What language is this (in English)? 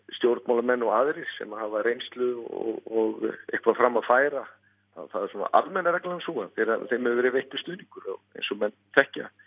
Icelandic